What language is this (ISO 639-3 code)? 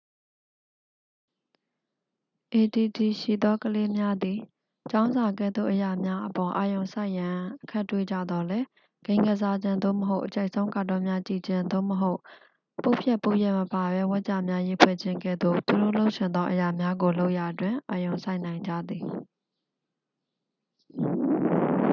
mya